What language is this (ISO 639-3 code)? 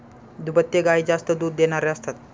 mar